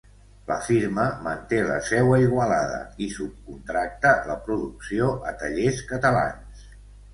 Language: Catalan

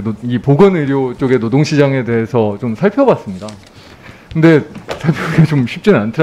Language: Korean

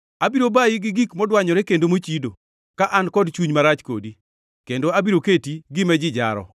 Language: Luo (Kenya and Tanzania)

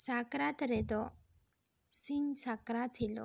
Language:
Santali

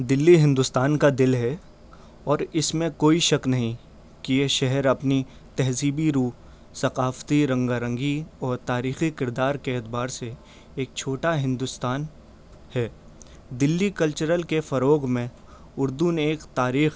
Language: Urdu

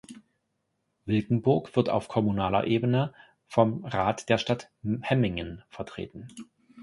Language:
German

